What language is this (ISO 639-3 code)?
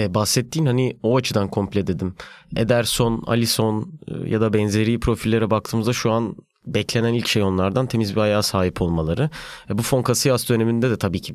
tur